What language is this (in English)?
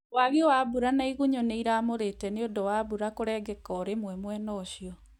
Kikuyu